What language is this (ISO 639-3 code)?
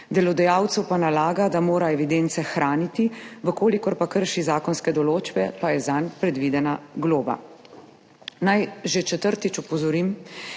slv